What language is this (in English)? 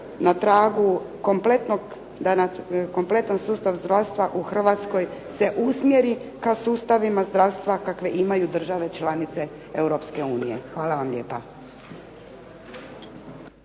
Croatian